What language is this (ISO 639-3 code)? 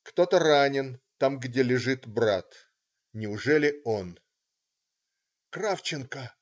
rus